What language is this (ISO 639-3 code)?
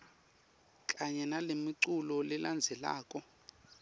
ssw